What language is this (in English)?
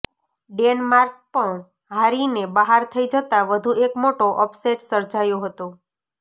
Gujarati